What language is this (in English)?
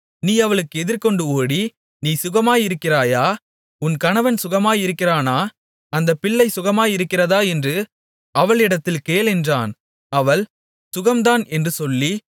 Tamil